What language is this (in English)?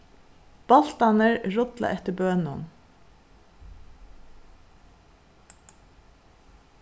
Faroese